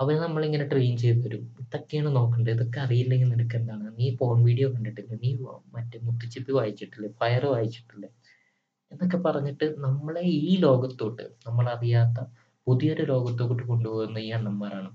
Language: Malayalam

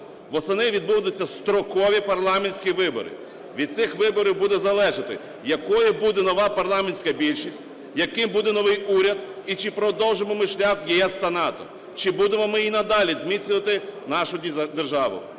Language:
Ukrainian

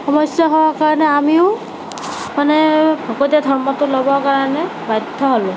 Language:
Assamese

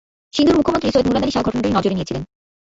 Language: Bangla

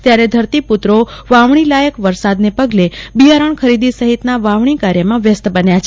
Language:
Gujarati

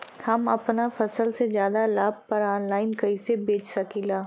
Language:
Bhojpuri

